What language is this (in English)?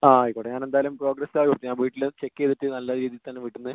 Malayalam